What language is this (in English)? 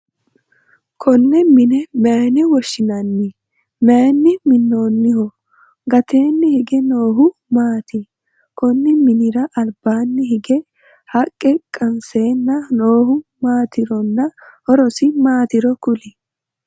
Sidamo